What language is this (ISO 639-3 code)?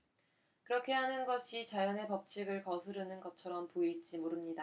kor